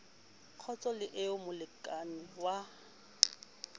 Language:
Southern Sotho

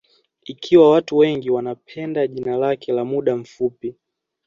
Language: Swahili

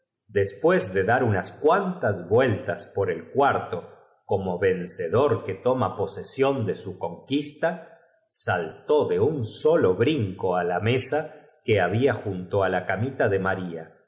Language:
Spanish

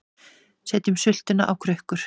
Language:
Icelandic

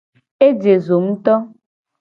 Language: Gen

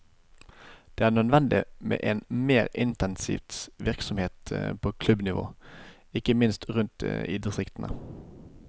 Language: Norwegian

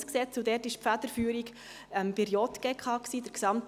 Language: Swiss German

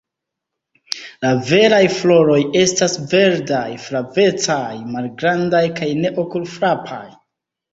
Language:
Esperanto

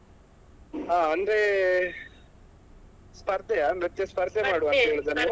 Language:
Kannada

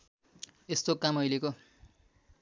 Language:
Nepali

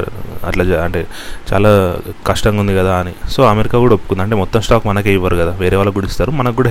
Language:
Telugu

